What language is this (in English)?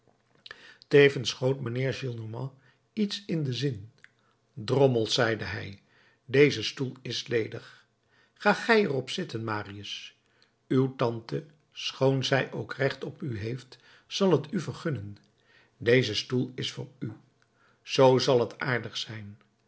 Dutch